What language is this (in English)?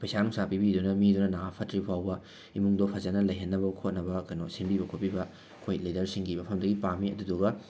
Manipuri